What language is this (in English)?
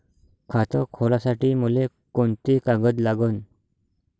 Marathi